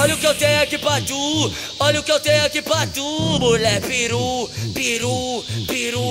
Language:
Arabic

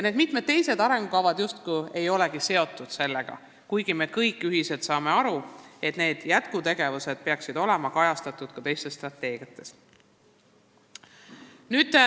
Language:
Estonian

